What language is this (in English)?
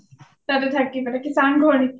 Assamese